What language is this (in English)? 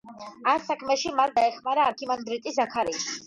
Georgian